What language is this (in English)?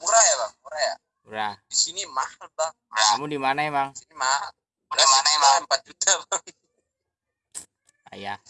Indonesian